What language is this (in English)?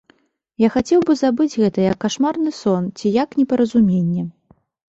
Belarusian